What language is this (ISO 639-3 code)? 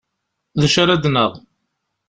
kab